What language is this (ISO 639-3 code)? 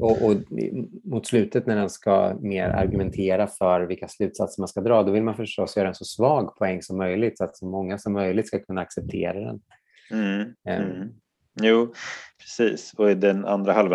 swe